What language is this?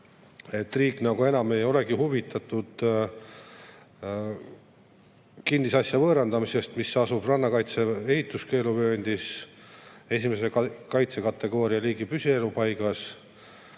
Estonian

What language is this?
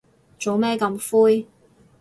Cantonese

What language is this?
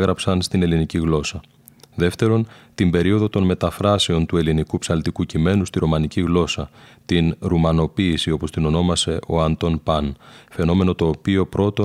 Greek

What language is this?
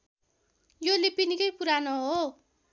Nepali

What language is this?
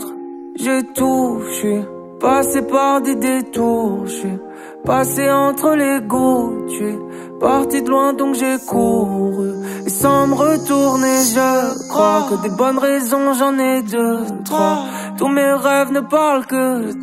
French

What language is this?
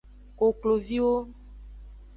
Aja (Benin)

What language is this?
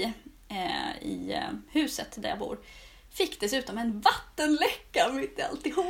Swedish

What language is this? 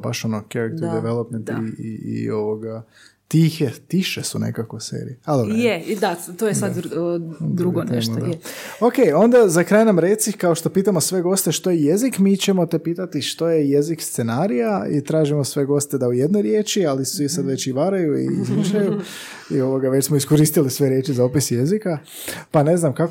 Croatian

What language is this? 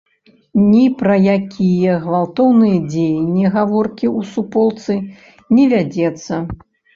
Belarusian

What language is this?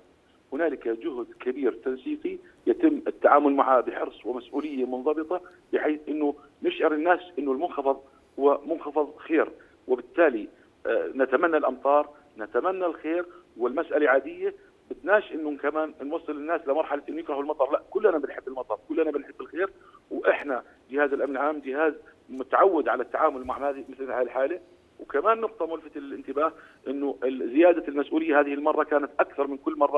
Arabic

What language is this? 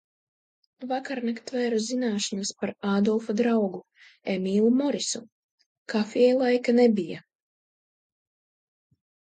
Latvian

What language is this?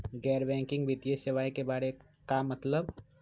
Magahi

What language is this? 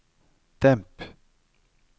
Norwegian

